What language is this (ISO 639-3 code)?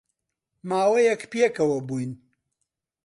ckb